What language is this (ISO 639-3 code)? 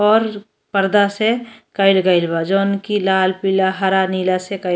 bho